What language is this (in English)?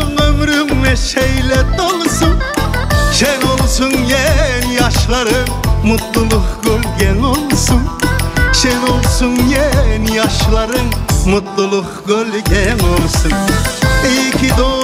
Turkish